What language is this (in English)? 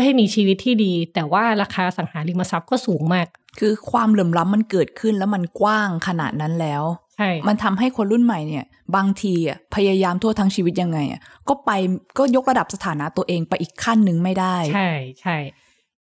Thai